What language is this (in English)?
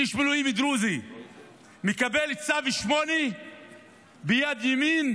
Hebrew